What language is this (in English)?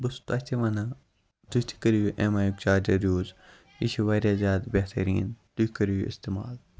Kashmiri